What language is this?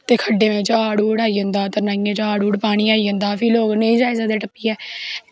Dogri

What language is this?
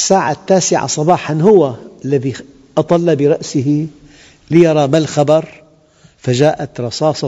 Arabic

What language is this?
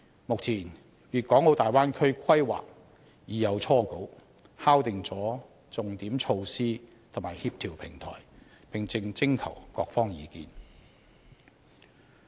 Cantonese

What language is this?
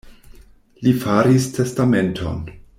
Esperanto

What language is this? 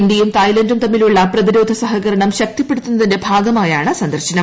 Malayalam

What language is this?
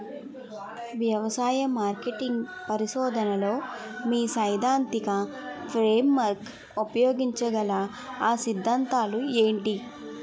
Telugu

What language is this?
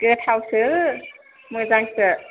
Bodo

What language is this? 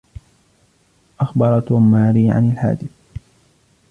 Arabic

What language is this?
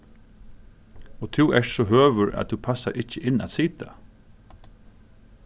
Faroese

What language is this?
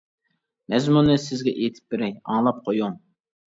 Uyghur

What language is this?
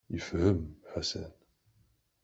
Kabyle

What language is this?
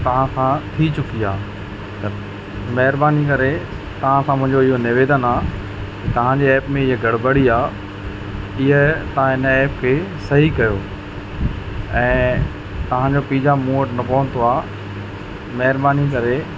Sindhi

